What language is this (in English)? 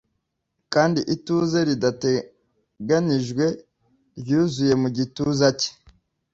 Kinyarwanda